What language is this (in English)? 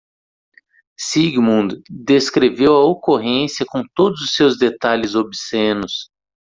Portuguese